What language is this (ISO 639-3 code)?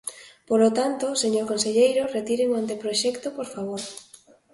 glg